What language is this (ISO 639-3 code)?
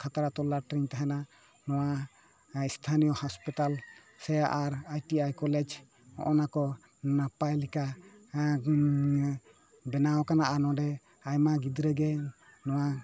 sat